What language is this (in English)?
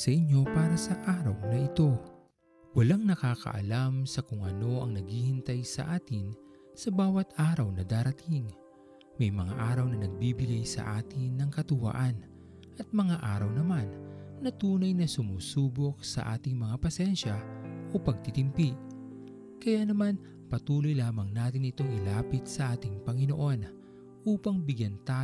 Filipino